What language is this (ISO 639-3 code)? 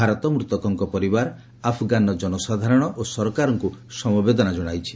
ori